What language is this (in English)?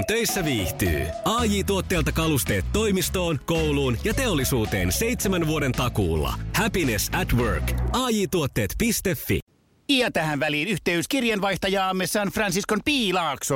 Finnish